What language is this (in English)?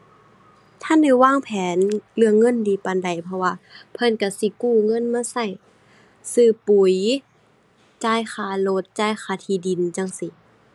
Thai